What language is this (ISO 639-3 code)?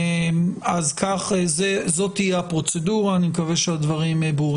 heb